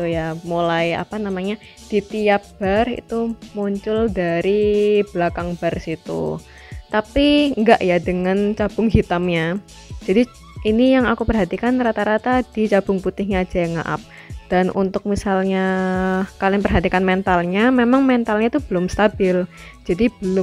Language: Indonesian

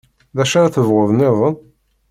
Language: Kabyle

